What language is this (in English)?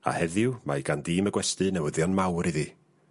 Welsh